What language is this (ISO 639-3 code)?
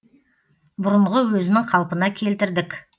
kaz